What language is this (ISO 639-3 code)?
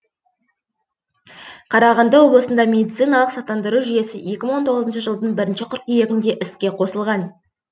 kaz